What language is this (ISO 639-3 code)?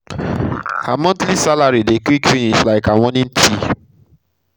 pcm